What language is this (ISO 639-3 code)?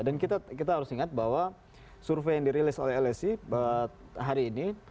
ind